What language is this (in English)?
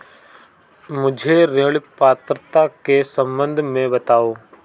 Hindi